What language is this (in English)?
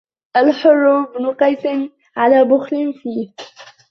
Arabic